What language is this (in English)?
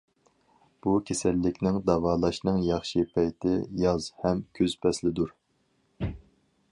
Uyghur